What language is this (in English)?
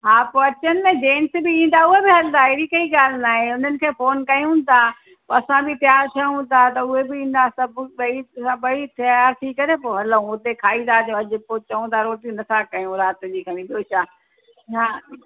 Sindhi